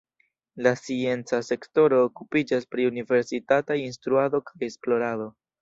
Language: Esperanto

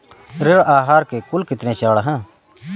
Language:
Hindi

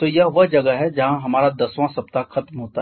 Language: Hindi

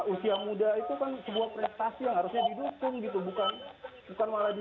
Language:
Indonesian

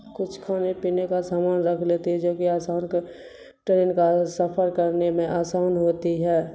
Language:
Urdu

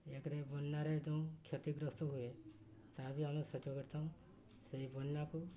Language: Odia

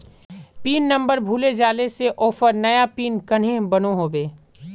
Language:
Magahi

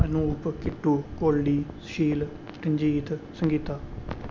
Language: Dogri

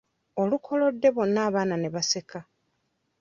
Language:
Ganda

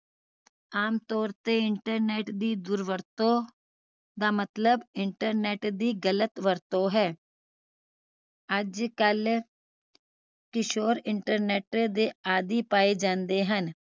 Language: Punjabi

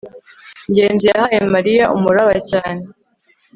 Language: Kinyarwanda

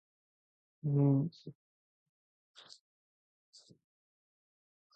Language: Urdu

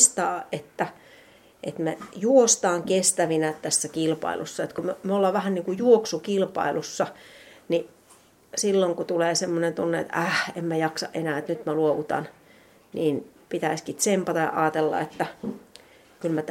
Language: Finnish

